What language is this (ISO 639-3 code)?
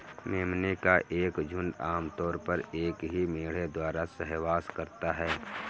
hin